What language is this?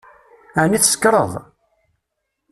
Kabyle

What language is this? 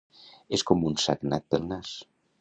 Catalan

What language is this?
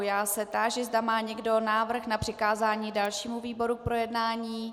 Czech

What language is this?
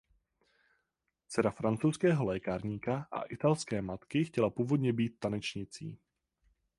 Czech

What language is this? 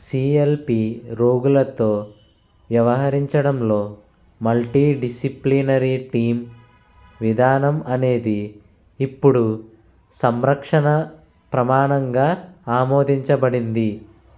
Telugu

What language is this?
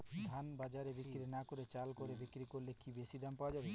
Bangla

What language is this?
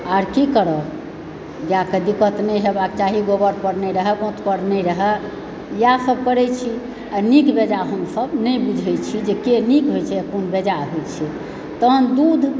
Maithili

